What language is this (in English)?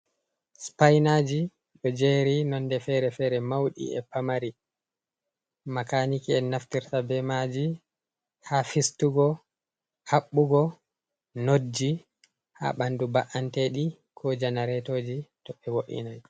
Fula